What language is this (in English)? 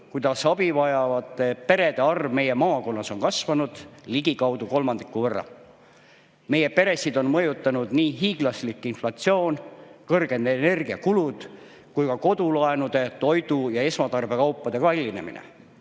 Estonian